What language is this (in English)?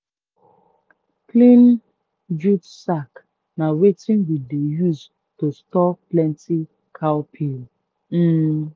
Nigerian Pidgin